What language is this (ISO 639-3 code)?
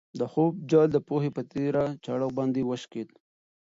pus